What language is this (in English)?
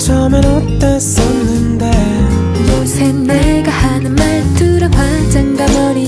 Korean